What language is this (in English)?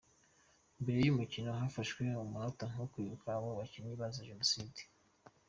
Kinyarwanda